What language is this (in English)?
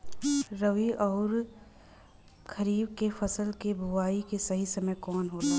Bhojpuri